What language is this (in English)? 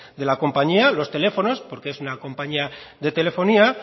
Spanish